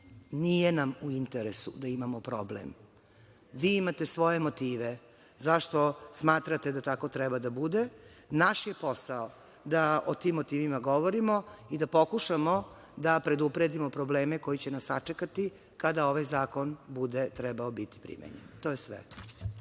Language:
Serbian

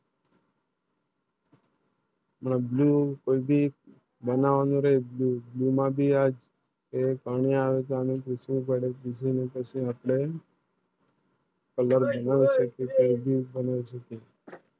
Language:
Gujarati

